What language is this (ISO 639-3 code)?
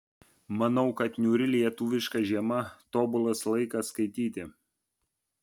lit